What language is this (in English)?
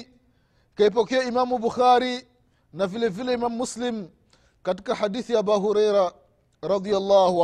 Swahili